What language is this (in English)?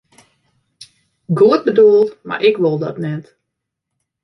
Western Frisian